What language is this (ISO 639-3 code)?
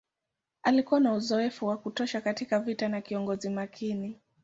swa